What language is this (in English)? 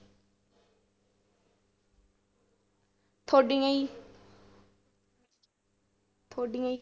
Punjabi